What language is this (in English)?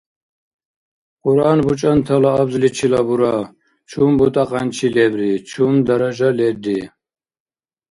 Dargwa